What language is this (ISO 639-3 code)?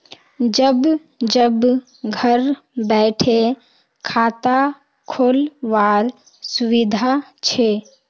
mag